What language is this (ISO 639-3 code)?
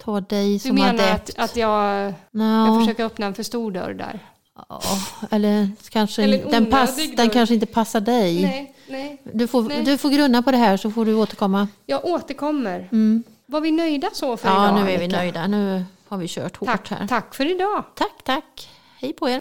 swe